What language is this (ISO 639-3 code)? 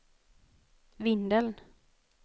swe